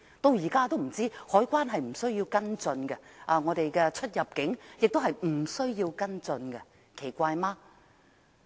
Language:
Cantonese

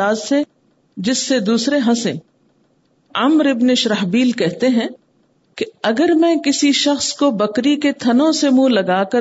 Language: Urdu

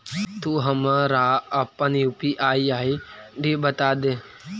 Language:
Magahi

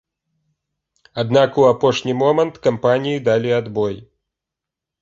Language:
Belarusian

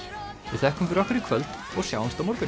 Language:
Icelandic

